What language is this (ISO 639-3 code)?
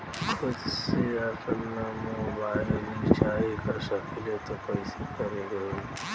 bho